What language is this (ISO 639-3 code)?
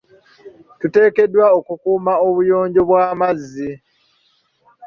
lug